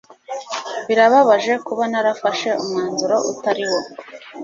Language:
Kinyarwanda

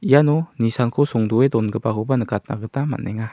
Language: Garo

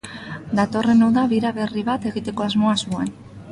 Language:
Basque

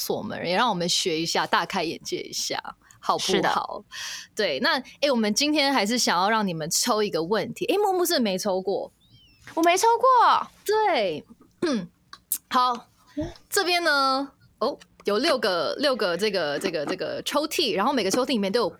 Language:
Chinese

